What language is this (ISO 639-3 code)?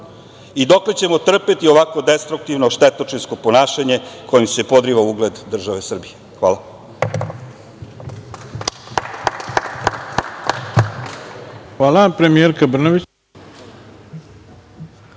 srp